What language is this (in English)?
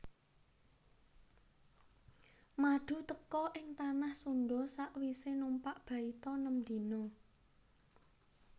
Javanese